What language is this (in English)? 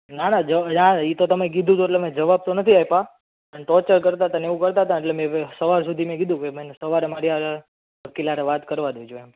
Gujarati